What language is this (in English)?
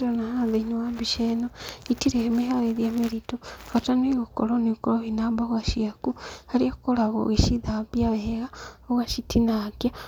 Kikuyu